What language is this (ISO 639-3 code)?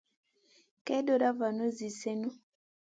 mcn